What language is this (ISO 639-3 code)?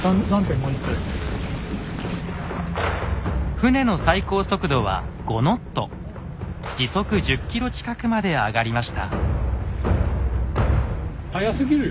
jpn